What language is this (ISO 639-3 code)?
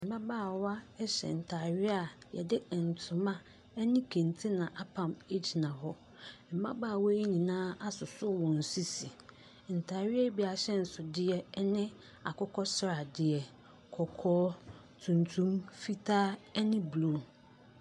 aka